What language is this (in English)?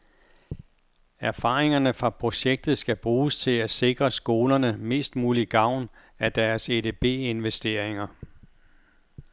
Danish